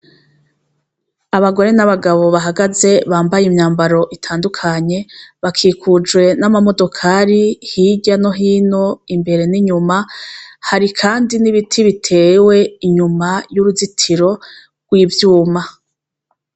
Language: Rundi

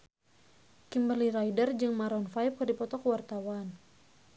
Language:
Sundanese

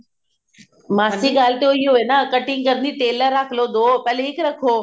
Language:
Punjabi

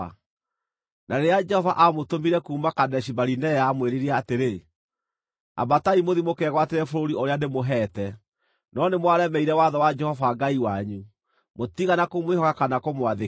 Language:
Kikuyu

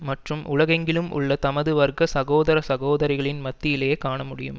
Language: Tamil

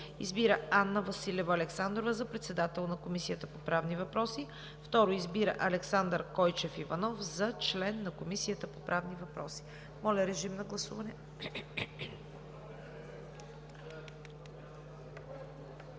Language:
Bulgarian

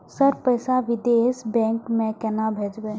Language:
Maithili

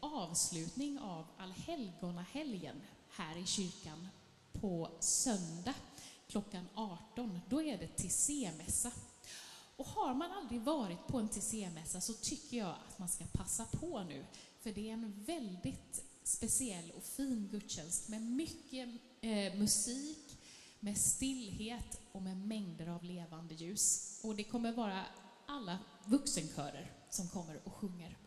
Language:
Swedish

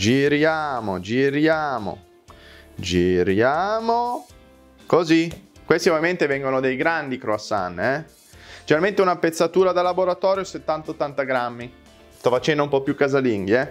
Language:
Italian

